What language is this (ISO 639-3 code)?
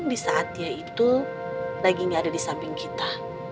ind